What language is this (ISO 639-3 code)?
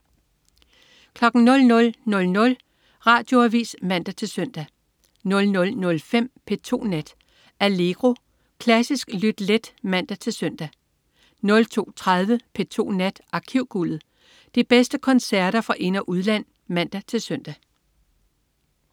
dan